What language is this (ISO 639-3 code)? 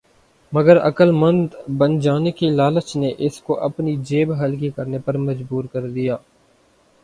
urd